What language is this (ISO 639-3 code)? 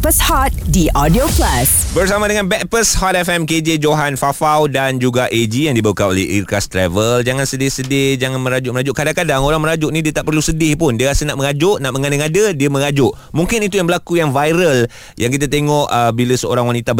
msa